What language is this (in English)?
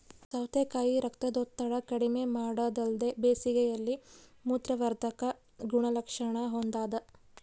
Kannada